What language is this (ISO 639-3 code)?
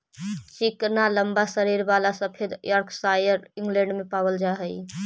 mag